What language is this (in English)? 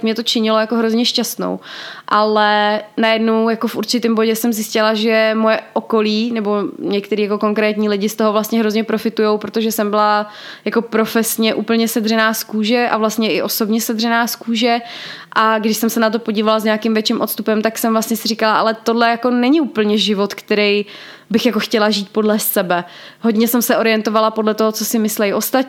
Czech